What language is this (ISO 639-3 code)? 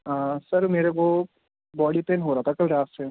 urd